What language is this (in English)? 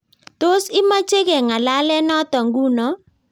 Kalenjin